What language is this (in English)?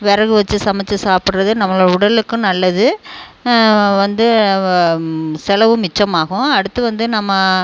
Tamil